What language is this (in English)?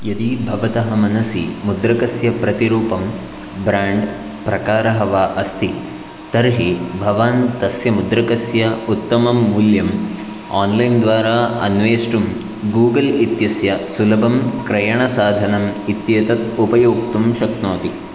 Sanskrit